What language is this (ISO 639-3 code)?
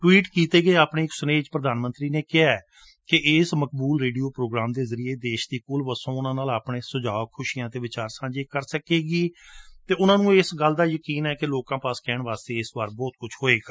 pan